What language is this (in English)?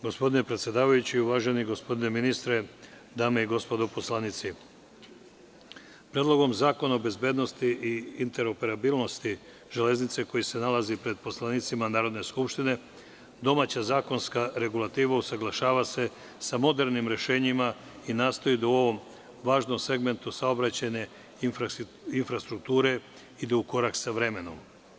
Serbian